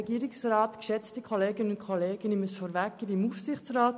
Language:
Swiss German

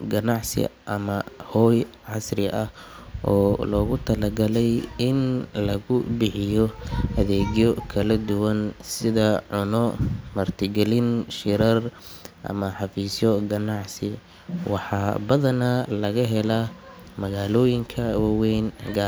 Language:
Somali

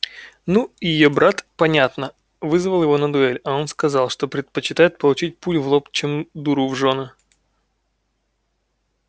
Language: Russian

